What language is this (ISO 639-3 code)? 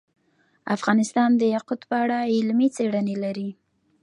pus